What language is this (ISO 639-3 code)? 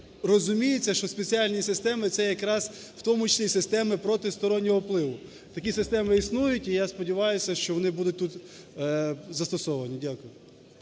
ukr